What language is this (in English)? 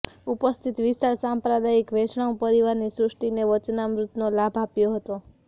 Gujarati